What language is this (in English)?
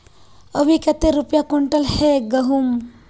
Magahi